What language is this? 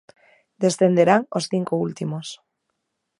Galician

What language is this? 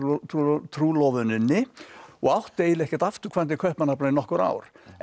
Icelandic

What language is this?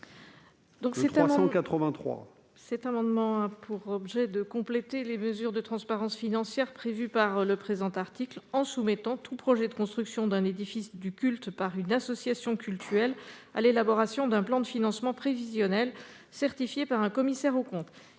French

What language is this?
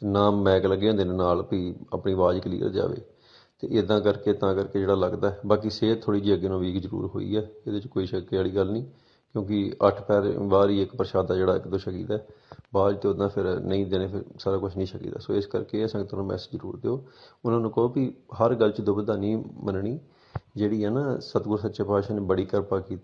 Punjabi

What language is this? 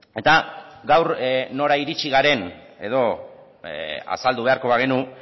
Basque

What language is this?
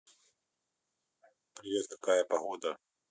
Russian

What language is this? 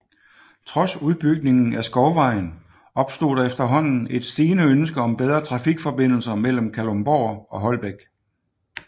Danish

